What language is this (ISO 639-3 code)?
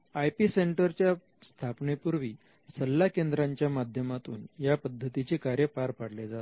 mar